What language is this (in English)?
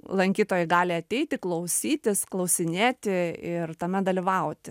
Lithuanian